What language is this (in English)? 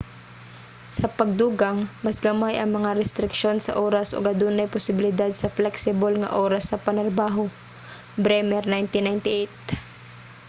Cebuano